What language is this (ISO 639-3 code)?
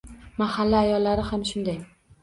uzb